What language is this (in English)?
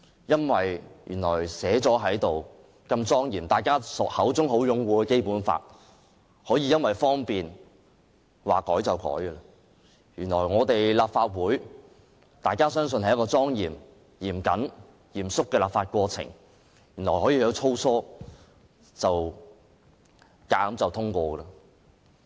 Cantonese